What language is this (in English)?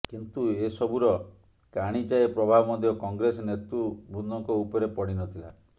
Odia